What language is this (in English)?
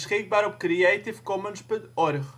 Dutch